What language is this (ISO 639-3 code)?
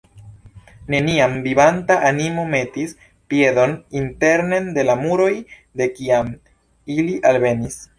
epo